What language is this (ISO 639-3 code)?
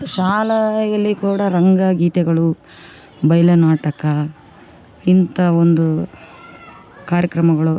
kan